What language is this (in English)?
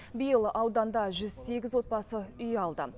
Kazakh